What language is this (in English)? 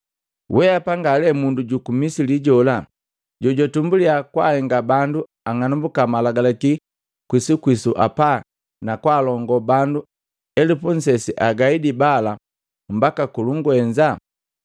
Matengo